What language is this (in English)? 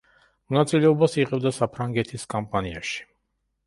Georgian